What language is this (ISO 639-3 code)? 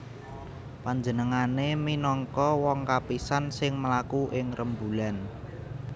jav